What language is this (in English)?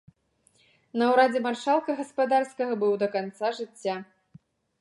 Belarusian